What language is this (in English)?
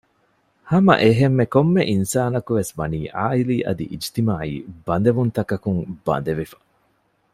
Divehi